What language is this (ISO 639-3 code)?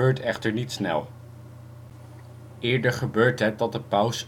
nld